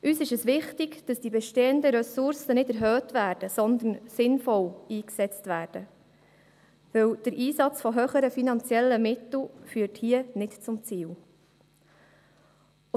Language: Swiss German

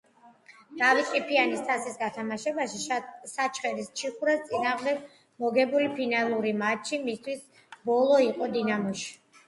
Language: Georgian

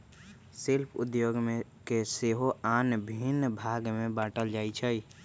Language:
Magahi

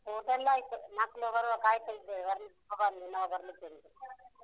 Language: Kannada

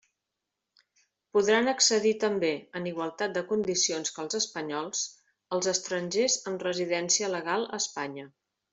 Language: Catalan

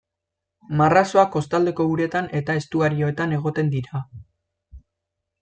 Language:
Basque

